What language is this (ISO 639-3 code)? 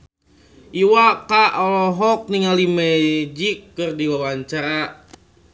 sun